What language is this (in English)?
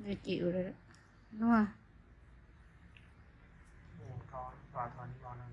Vietnamese